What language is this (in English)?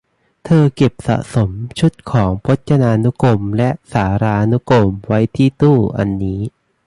Thai